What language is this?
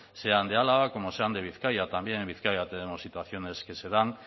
Spanish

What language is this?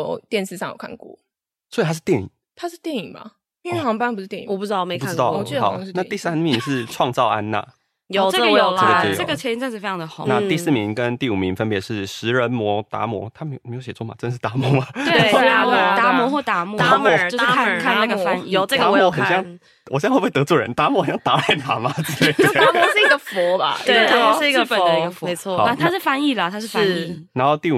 Chinese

